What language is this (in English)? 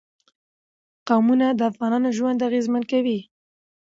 Pashto